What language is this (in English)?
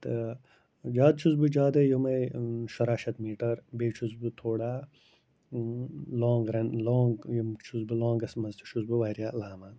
Kashmiri